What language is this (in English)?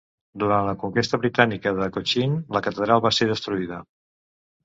Catalan